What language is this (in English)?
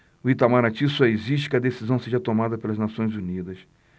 Portuguese